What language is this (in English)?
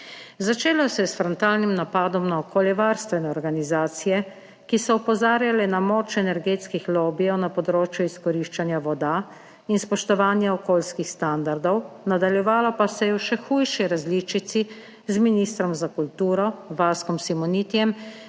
Slovenian